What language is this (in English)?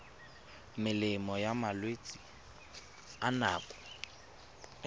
Tswana